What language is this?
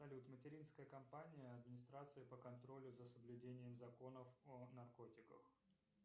Russian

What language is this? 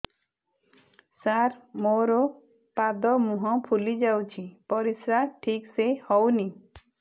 Odia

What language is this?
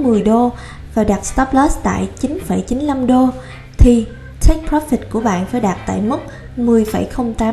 Vietnamese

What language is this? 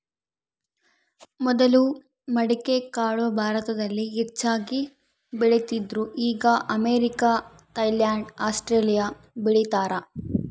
Kannada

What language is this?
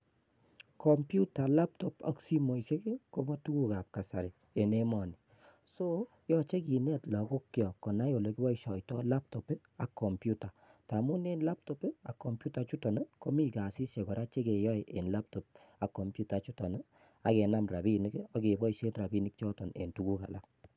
Kalenjin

